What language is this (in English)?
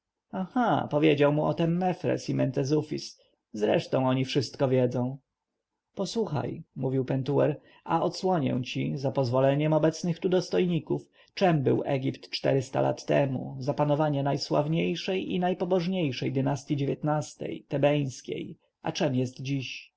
Polish